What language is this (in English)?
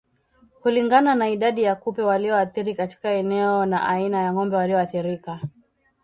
Swahili